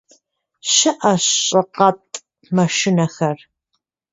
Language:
Kabardian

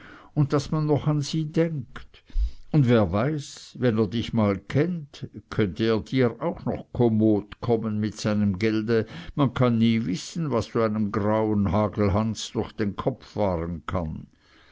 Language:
German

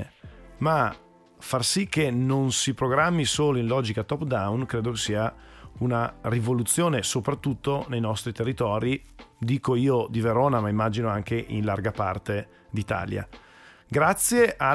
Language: Italian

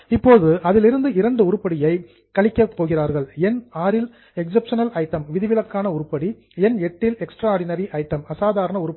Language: Tamil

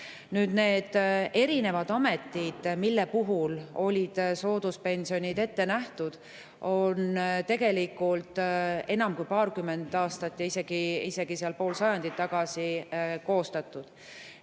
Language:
Estonian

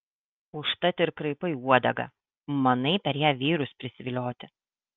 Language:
Lithuanian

